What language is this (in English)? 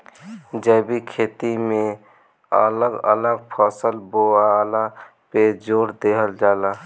Bhojpuri